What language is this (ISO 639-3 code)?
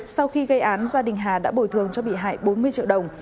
vie